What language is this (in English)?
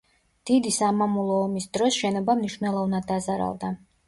Georgian